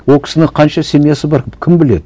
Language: Kazakh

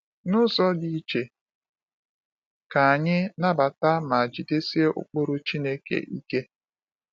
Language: Igbo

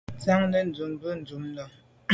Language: Medumba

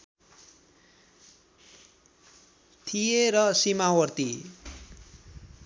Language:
Nepali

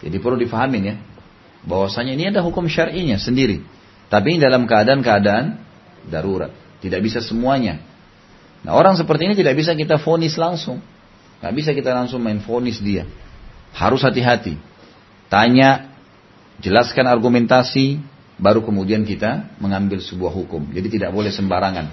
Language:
Indonesian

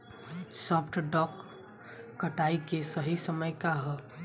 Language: Bhojpuri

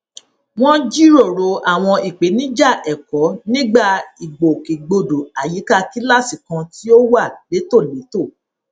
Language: Yoruba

